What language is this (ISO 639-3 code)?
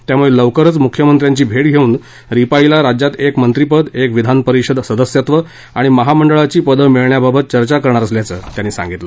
mar